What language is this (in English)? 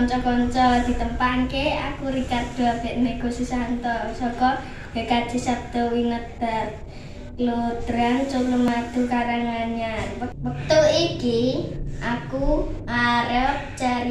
Indonesian